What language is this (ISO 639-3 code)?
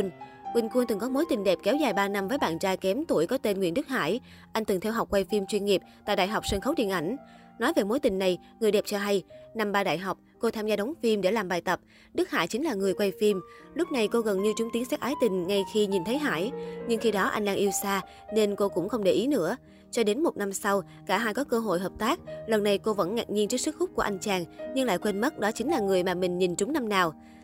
vie